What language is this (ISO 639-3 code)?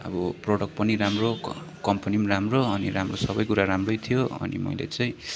nep